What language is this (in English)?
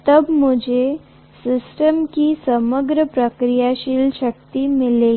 Hindi